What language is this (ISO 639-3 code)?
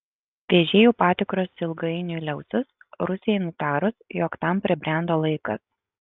lit